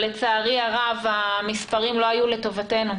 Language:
Hebrew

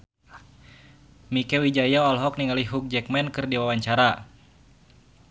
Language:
Sundanese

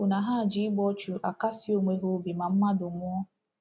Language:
Igbo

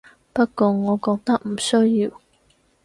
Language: Cantonese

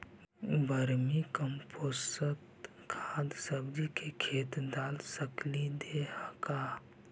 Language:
Magahi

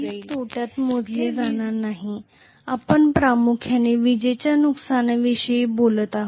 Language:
Marathi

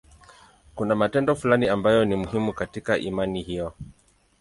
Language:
Swahili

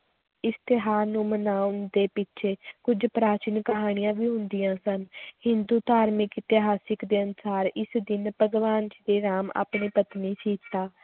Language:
Punjabi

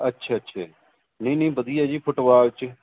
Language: Punjabi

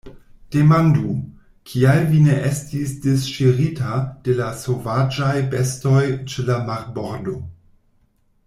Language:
Esperanto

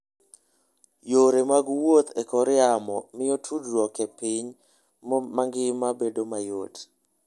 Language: Luo (Kenya and Tanzania)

